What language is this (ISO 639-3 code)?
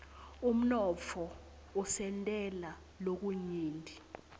ssw